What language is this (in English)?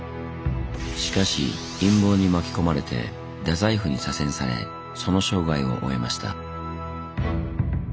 Japanese